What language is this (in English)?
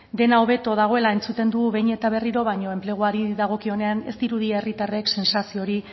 Basque